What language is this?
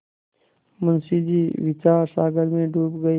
Hindi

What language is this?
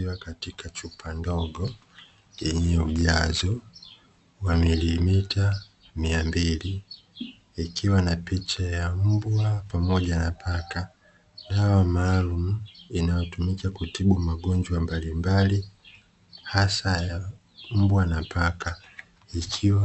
Swahili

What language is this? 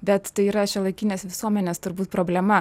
Lithuanian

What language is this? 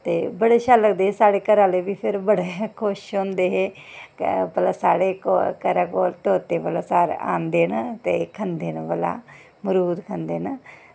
Dogri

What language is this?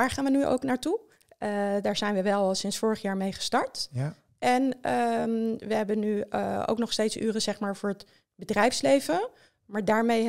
Dutch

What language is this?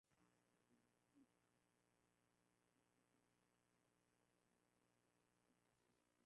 Swahili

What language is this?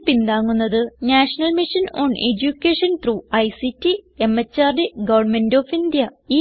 Malayalam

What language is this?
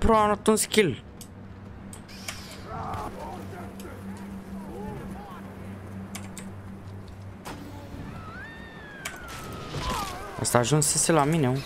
Romanian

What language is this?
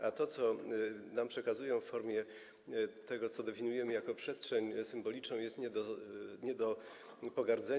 Polish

